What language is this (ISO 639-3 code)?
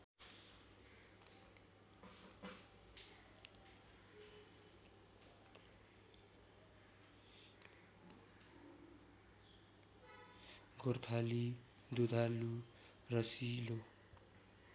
nep